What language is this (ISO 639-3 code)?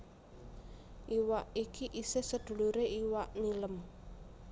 jav